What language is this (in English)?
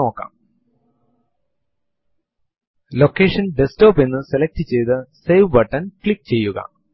Malayalam